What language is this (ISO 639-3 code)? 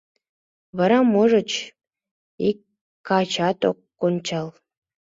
chm